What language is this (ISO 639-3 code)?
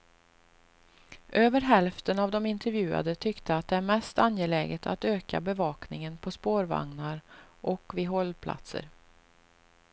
swe